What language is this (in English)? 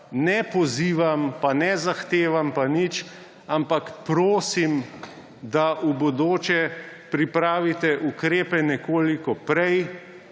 Slovenian